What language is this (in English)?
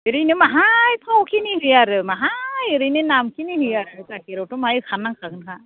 Bodo